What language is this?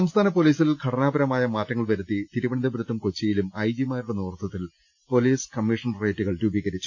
Malayalam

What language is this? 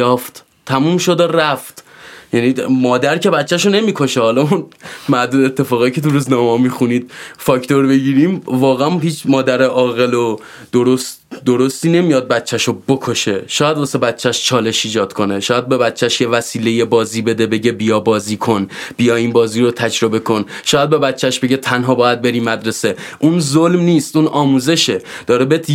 Persian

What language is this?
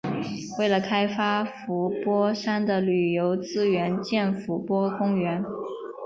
Chinese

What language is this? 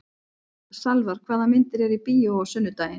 Icelandic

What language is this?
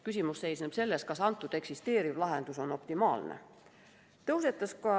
Estonian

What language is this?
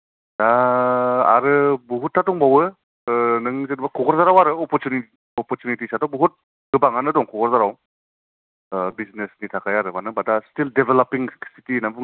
Bodo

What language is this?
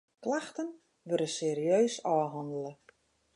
Western Frisian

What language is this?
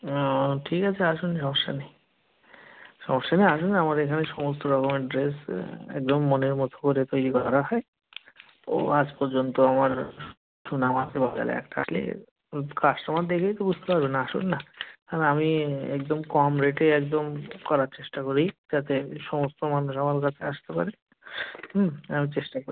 Bangla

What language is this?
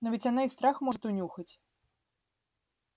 Russian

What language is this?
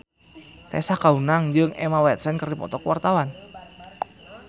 Sundanese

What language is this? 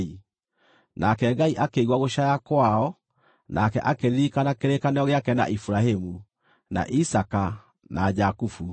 Kikuyu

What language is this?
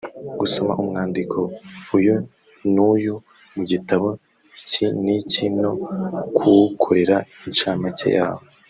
Kinyarwanda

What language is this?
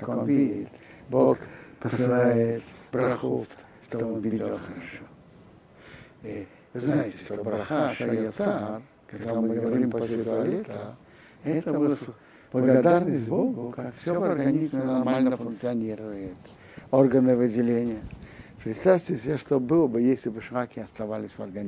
Russian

